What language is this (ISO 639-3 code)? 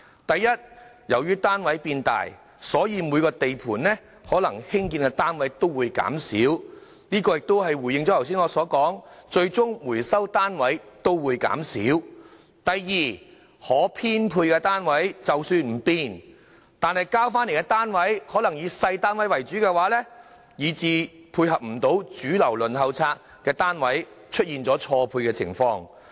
yue